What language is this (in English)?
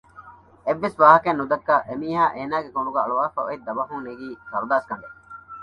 Divehi